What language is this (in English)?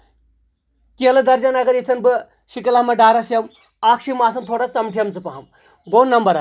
Kashmiri